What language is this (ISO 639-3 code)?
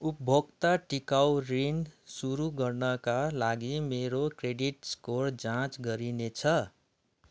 nep